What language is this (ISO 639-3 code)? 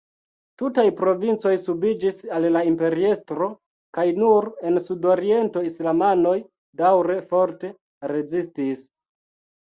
epo